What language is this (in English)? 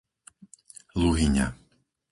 Slovak